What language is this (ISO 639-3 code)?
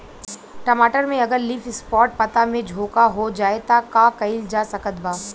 bho